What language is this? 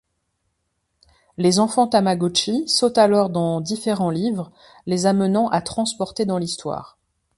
French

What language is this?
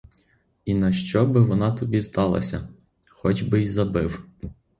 Ukrainian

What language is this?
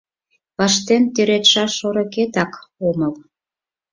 Mari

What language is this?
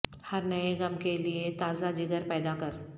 Urdu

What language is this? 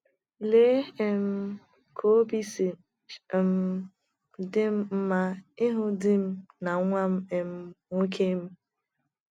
Igbo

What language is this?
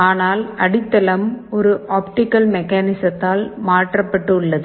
Tamil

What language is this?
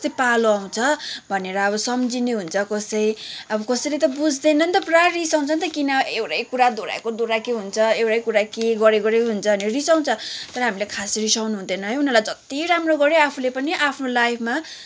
Nepali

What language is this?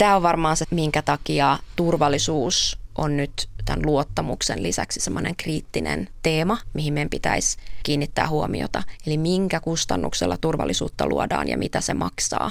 Finnish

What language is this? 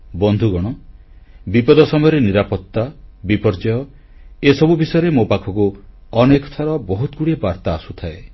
Odia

